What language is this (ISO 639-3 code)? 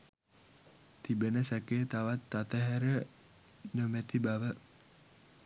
sin